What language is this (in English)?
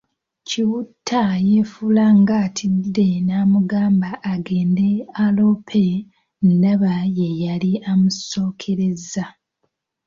Ganda